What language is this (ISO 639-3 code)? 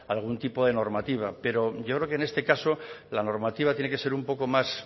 spa